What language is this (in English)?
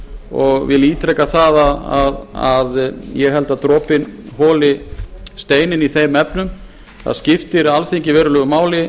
Icelandic